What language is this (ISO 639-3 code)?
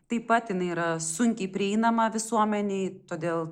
lit